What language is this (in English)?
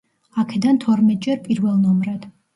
Georgian